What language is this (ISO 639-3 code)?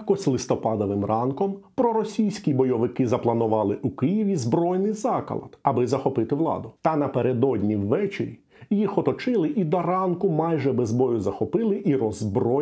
ukr